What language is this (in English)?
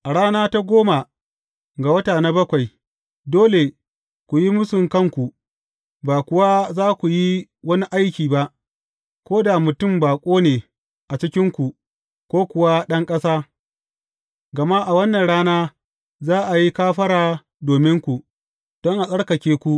Hausa